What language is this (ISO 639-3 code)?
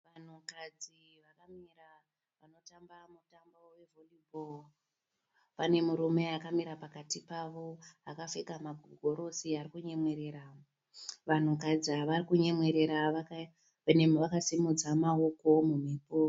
sna